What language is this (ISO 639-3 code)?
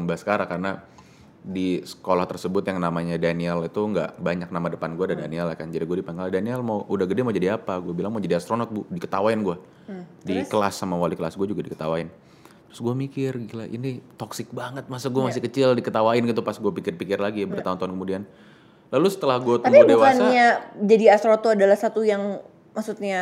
ind